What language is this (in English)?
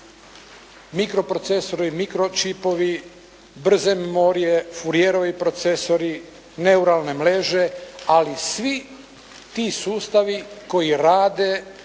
Croatian